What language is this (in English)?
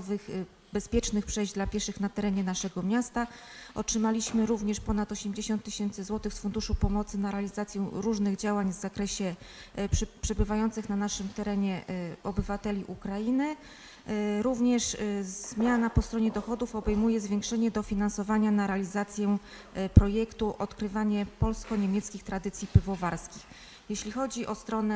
Polish